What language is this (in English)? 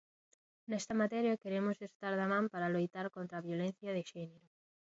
Galician